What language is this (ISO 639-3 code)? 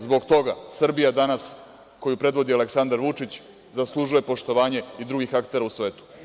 srp